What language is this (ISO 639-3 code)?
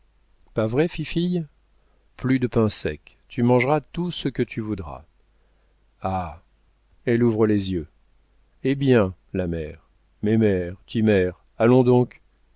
fra